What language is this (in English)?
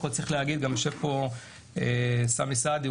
Hebrew